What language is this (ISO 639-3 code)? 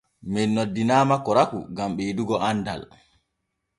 fue